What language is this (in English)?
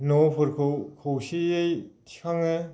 Bodo